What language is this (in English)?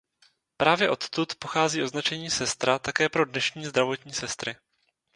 Czech